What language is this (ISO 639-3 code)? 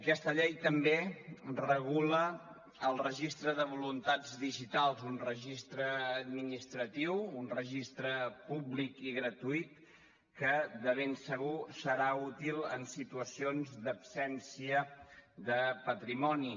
cat